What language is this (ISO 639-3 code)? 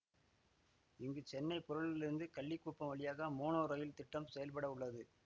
tam